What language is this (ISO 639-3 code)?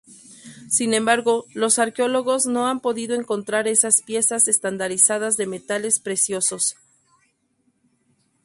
spa